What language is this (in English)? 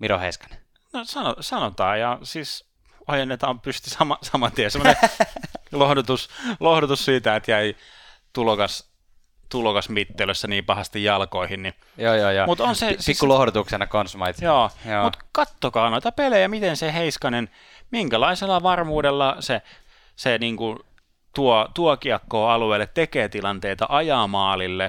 Finnish